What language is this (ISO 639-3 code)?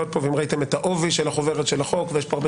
heb